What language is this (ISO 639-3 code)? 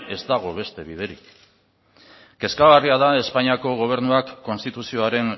eus